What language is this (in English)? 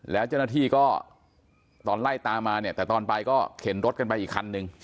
Thai